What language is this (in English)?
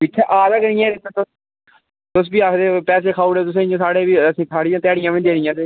Dogri